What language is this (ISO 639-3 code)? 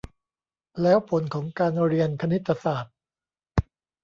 tha